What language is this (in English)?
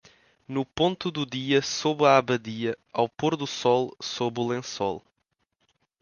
Portuguese